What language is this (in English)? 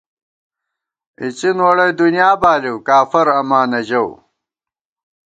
Gawar-Bati